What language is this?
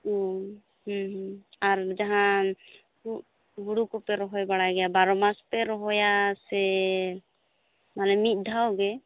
Santali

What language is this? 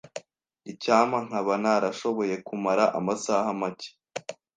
Kinyarwanda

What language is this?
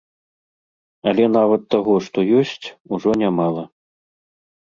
Belarusian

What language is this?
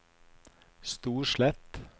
Norwegian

